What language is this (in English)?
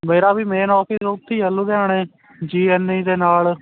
Punjabi